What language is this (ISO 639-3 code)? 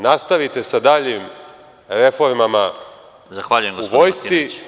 srp